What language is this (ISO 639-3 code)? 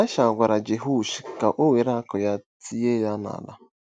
ibo